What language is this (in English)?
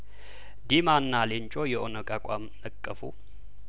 Amharic